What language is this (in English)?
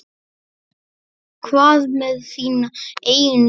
Icelandic